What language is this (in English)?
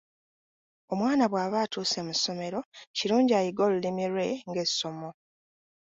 Ganda